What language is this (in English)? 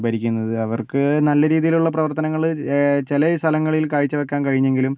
Malayalam